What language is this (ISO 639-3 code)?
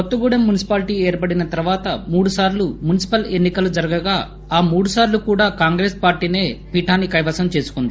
tel